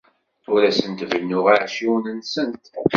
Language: Kabyle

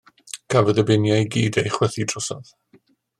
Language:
Welsh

